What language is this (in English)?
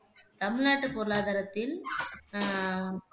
Tamil